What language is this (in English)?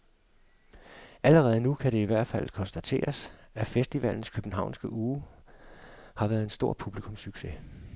Danish